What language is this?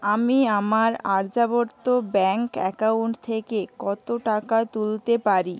Bangla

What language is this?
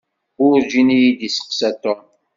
Kabyle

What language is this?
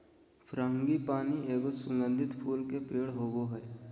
Magahi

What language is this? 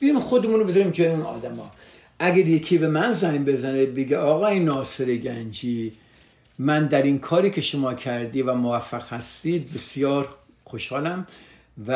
Persian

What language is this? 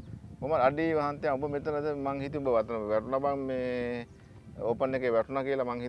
Indonesian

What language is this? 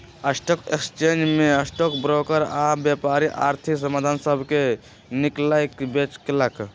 Magahi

